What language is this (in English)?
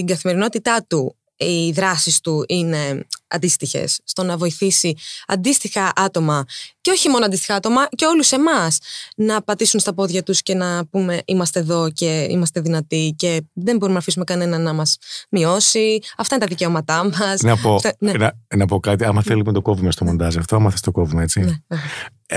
Greek